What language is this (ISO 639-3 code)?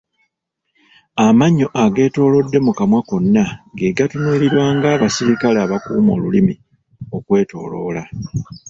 lug